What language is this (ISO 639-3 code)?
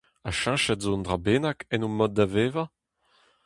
bre